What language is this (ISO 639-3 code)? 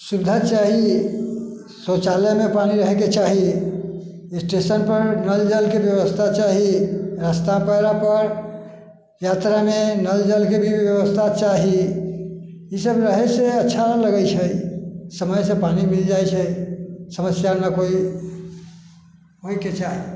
mai